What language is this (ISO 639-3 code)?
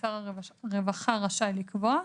heb